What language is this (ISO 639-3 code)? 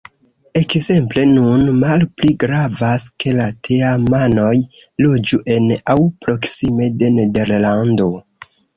epo